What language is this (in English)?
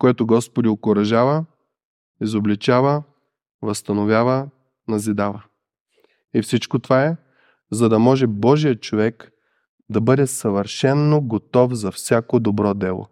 Bulgarian